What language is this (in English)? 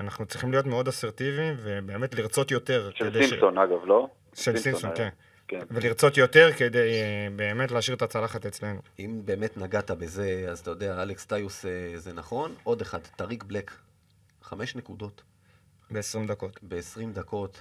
Hebrew